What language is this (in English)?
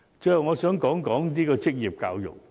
Cantonese